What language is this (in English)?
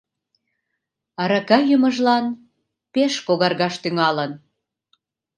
Mari